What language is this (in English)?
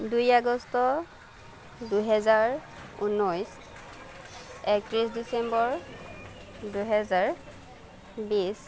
Assamese